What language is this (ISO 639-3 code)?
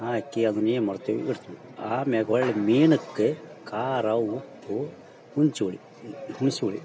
kan